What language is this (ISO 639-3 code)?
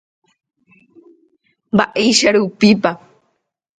grn